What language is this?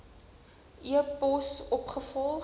Afrikaans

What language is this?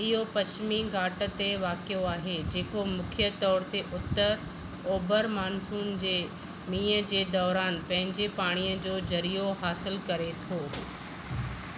Sindhi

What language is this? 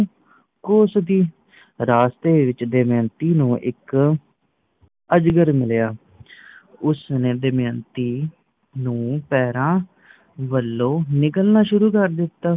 Punjabi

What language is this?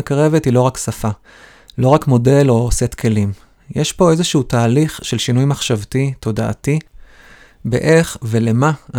Hebrew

